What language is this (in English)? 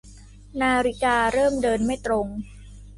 Thai